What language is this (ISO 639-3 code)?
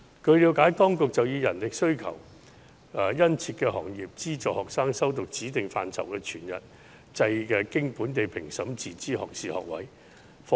yue